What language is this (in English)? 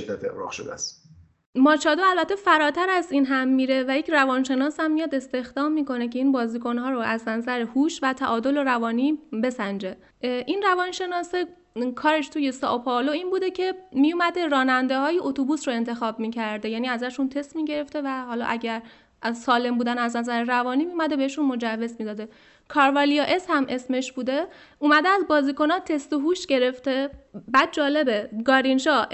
Persian